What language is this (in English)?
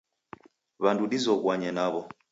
Taita